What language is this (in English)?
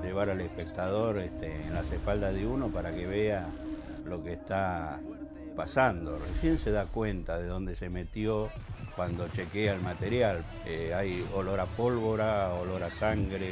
Spanish